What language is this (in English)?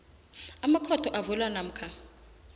South Ndebele